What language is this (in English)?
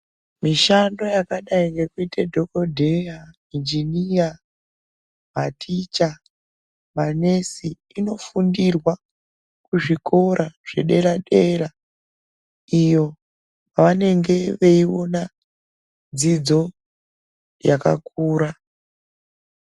Ndau